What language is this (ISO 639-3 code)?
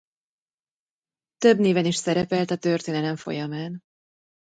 hun